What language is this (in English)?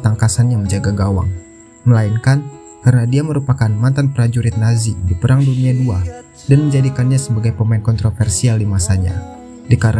Indonesian